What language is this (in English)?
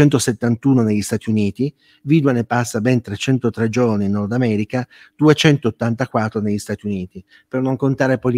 Italian